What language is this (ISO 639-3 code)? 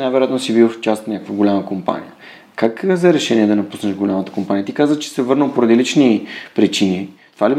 bul